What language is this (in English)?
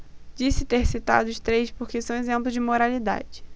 Portuguese